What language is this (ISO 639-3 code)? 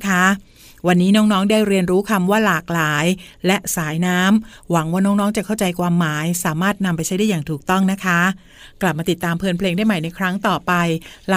tha